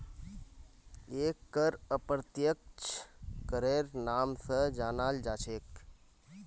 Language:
Magahi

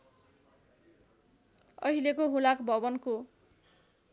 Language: Nepali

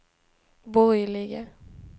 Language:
Swedish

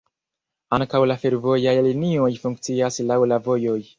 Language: Esperanto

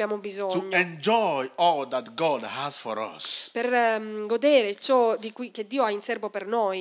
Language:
Italian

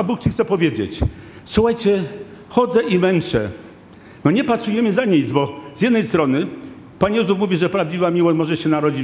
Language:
Polish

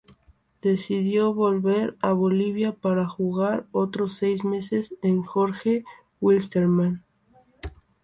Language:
Spanish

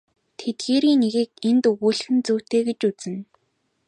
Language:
Mongolian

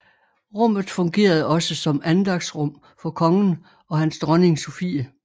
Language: Danish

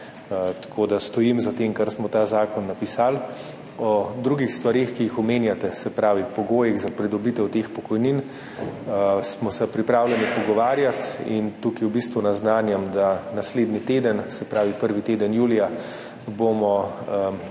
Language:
Slovenian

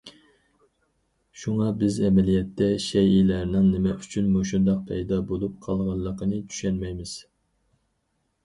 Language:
Uyghur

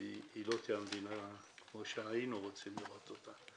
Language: Hebrew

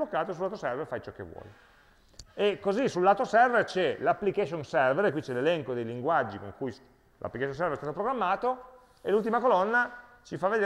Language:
Italian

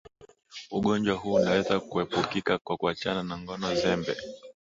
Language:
Swahili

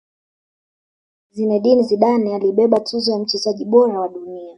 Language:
Swahili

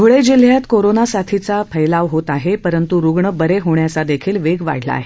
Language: Marathi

